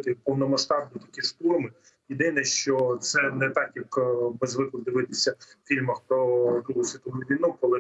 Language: Ukrainian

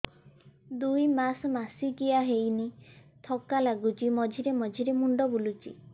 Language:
Odia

